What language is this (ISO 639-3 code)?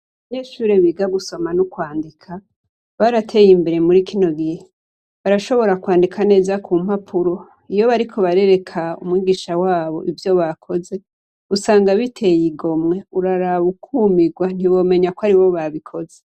run